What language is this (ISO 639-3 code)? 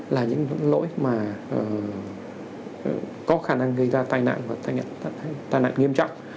vie